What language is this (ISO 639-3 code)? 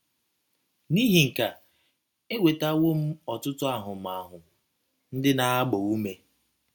ibo